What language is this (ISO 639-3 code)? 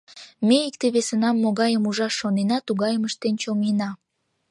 chm